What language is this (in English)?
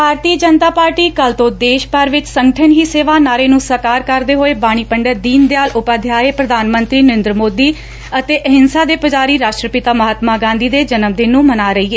Punjabi